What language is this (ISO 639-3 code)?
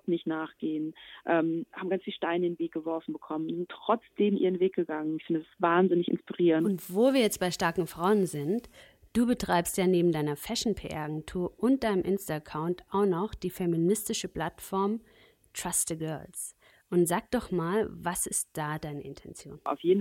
deu